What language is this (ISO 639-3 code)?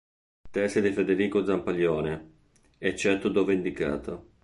ita